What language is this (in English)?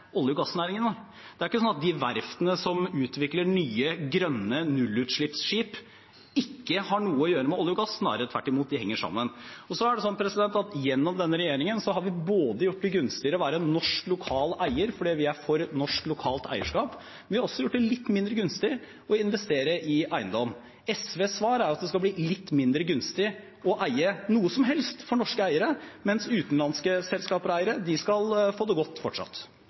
Norwegian Bokmål